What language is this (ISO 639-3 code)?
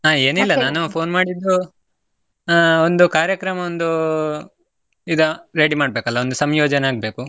kan